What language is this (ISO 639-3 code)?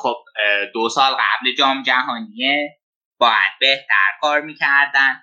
fas